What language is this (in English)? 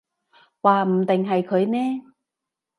Cantonese